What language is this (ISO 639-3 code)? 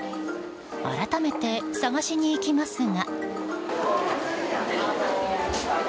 jpn